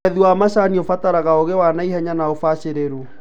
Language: Kikuyu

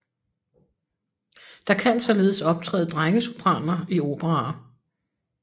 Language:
Danish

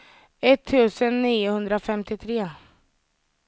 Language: Swedish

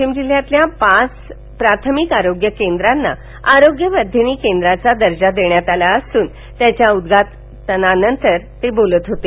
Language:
Marathi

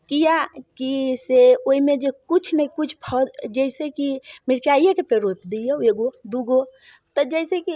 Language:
Maithili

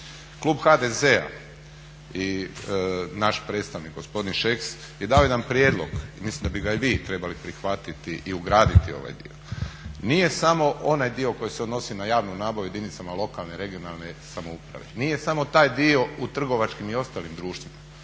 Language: Croatian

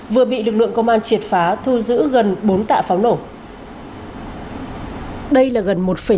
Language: Vietnamese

